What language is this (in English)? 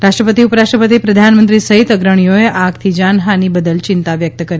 Gujarati